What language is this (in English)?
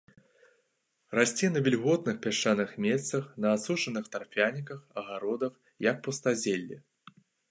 Belarusian